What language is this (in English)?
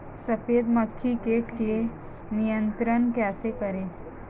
Hindi